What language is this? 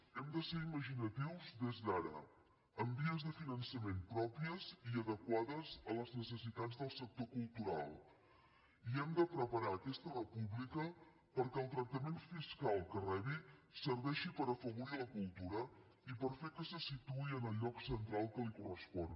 Catalan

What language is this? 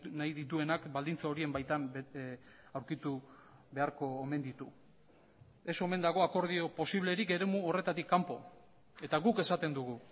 Basque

